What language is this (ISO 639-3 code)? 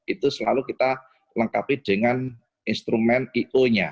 ind